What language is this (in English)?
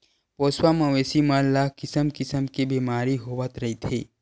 Chhattisgarhi